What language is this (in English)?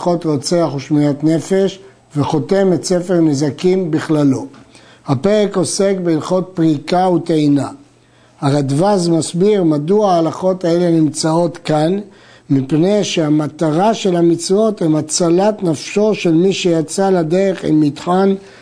Hebrew